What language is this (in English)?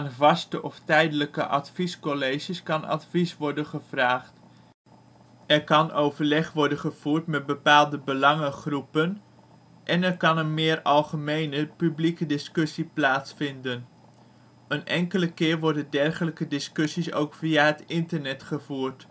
Dutch